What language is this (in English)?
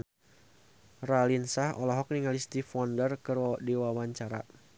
Sundanese